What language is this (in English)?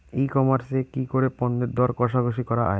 Bangla